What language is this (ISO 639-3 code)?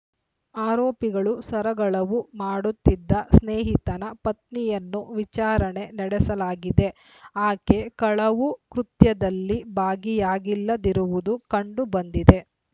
kan